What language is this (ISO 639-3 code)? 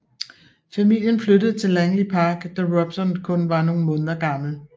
dan